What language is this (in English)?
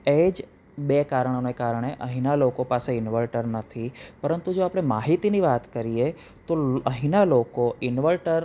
Gujarati